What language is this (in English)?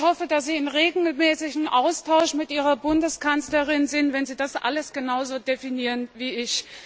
German